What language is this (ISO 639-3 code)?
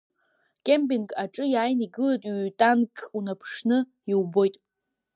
abk